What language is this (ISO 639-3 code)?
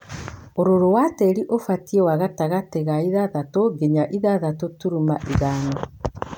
kik